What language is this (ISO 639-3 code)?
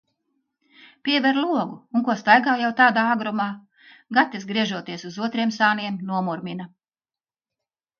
lav